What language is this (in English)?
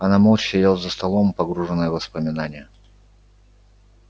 Russian